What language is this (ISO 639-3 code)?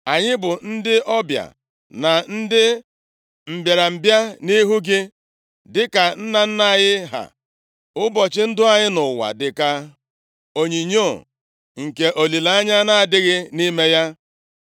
ibo